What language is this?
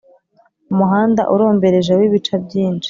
Kinyarwanda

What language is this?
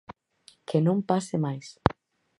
Galician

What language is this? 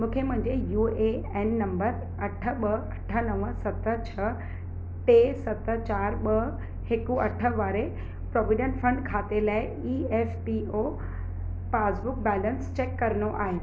Sindhi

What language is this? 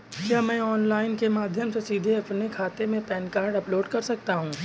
Hindi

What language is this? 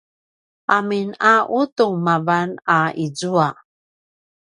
Paiwan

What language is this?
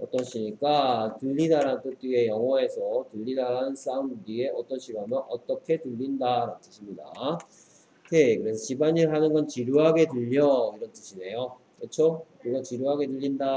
Korean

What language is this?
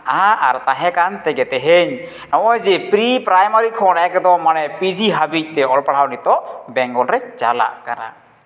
Santali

